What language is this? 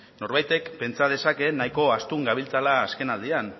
Basque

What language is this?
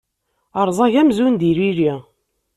Kabyle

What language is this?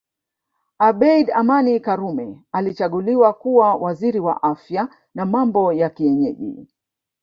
Swahili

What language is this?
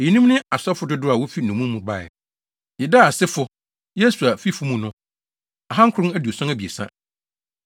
Akan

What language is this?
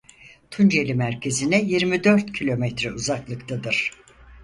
Turkish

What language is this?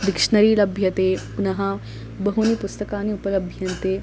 Sanskrit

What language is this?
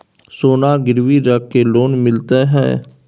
Maithili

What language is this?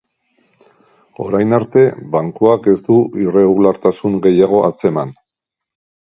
Basque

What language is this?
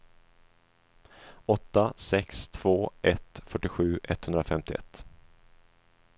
Swedish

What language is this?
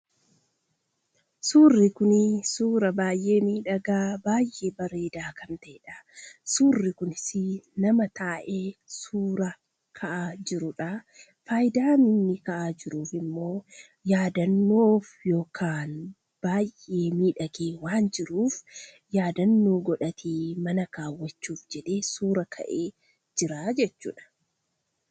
Oromo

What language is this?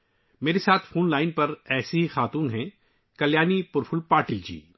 Urdu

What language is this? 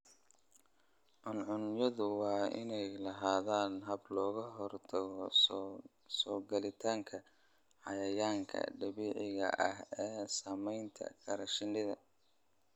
Somali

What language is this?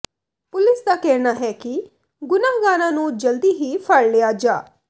Punjabi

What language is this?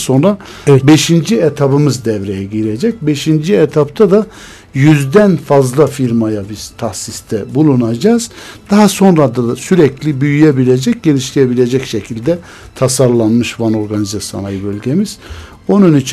Turkish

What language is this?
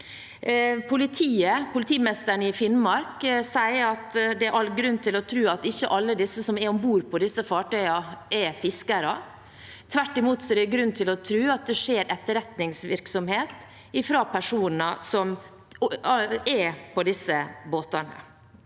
Norwegian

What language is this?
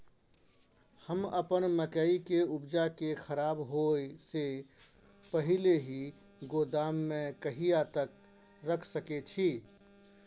Maithili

